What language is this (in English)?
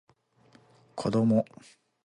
Japanese